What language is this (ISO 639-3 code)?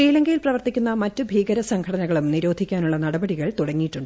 mal